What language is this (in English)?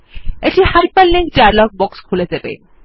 Bangla